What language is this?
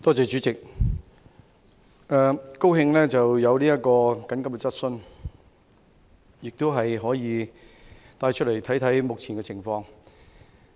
Cantonese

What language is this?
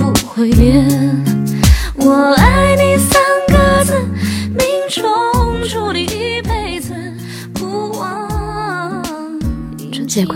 Chinese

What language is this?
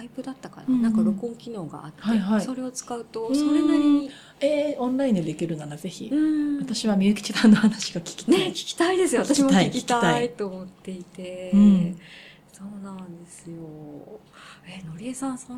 Japanese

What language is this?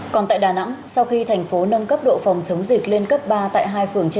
Vietnamese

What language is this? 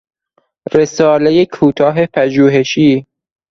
Persian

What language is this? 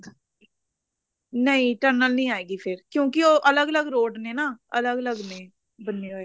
Punjabi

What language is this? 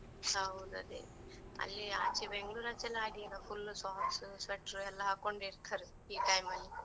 Kannada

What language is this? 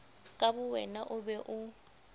Southern Sotho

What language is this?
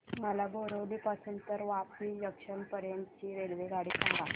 Marathi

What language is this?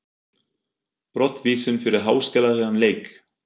Icelandic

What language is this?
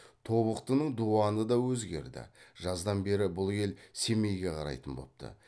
Kazakh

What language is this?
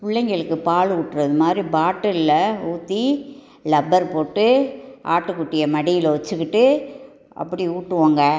Tamil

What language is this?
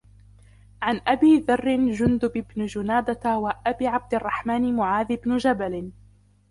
Arabic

